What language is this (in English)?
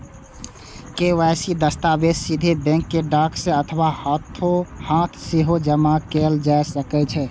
Maithili